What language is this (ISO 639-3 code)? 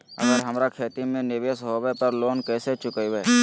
mag